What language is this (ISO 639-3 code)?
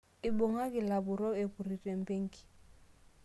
mas